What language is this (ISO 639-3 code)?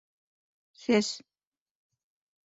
bak